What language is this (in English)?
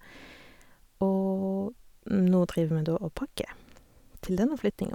Norwegian